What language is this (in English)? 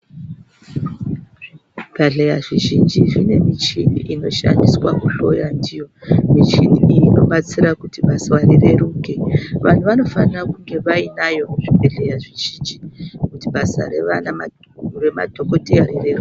Ndau